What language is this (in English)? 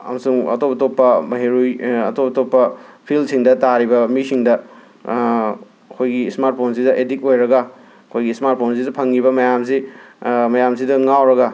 Manipuri